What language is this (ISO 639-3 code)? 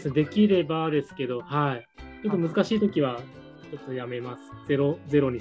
jpn